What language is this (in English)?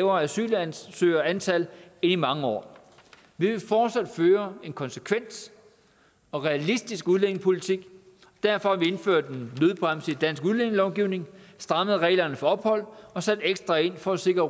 Danish